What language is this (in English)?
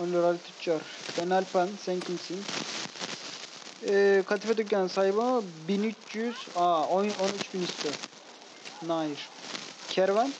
Turkish